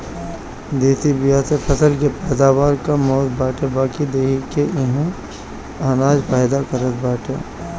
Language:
Bhojpuri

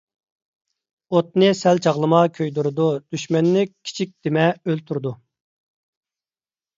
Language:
Uyghur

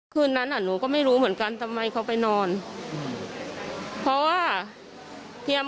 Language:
Thai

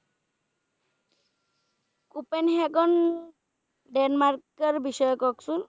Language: Bangla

